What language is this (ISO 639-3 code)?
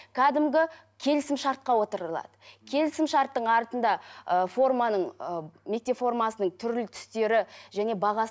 kaz